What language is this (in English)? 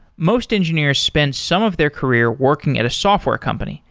English